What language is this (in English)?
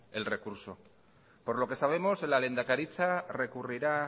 Spanish